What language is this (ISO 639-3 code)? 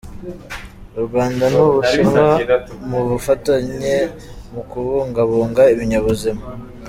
kin